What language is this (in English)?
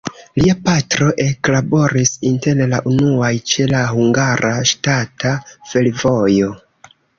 Esperanto